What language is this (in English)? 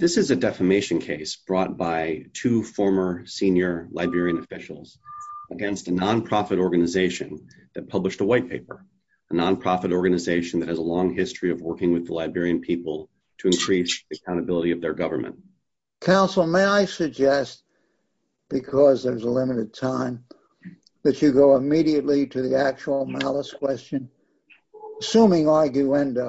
English